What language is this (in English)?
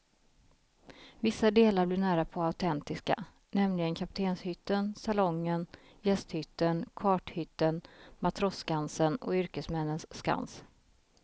Swedish